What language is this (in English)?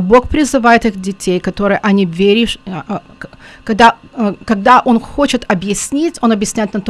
Russian